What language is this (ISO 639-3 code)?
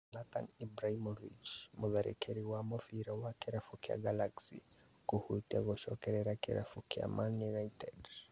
kik